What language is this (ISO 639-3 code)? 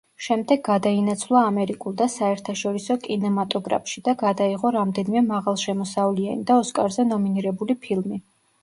kat